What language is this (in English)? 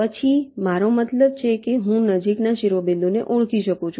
Gujarati